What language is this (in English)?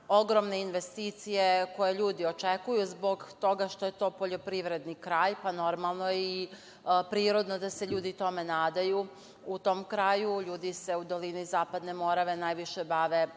Serbian